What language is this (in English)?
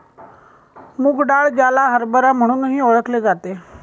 Marathi